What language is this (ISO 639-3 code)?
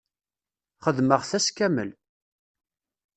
kab